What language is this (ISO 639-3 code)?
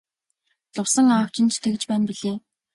mon